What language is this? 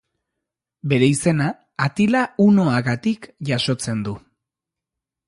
Basque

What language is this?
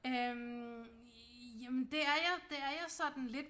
Danish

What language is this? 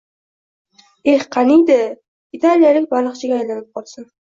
Uzbek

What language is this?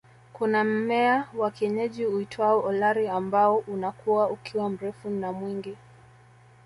Swahili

